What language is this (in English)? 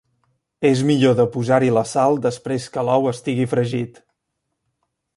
Catalan